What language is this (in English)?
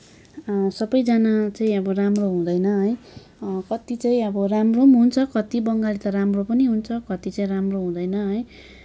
Nepali